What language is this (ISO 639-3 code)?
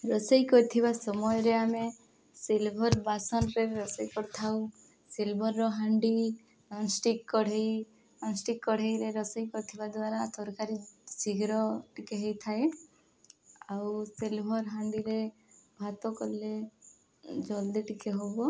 ori